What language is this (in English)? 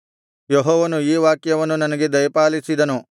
Kannada